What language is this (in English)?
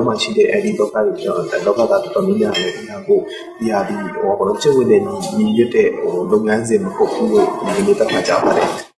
Korean